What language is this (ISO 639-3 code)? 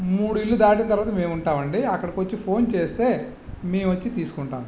tel